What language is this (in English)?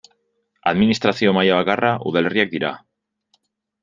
Basque